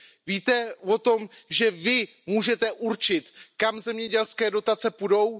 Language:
Czech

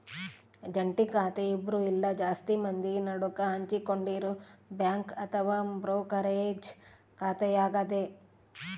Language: Kannada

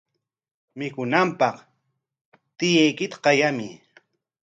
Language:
Corongo Ancash Quechua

